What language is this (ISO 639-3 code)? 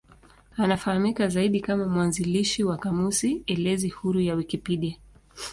swa